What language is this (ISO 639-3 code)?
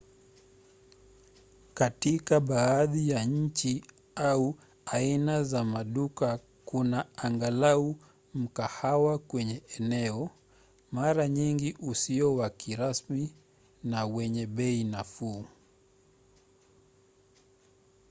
swa